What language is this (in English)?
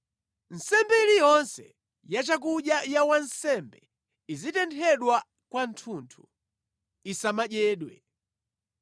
Nyanja